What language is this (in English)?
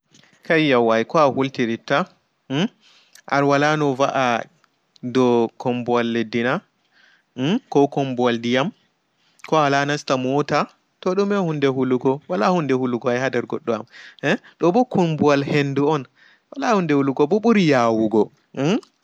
Fula